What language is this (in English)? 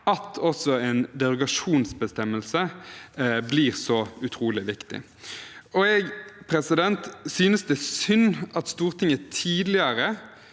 Norwegian